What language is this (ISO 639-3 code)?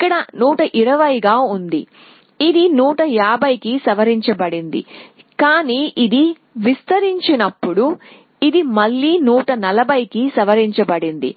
tel